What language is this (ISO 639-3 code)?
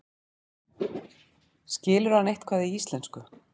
isl